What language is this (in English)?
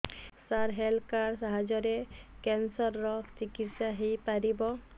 Odia